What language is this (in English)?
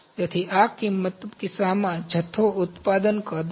Gujarati